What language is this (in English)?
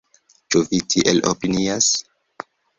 Esperanto